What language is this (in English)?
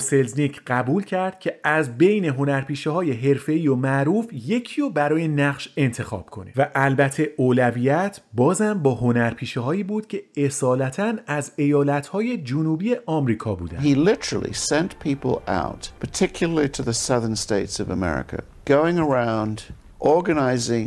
Persian